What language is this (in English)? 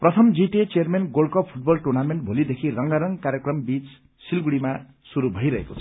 Nepali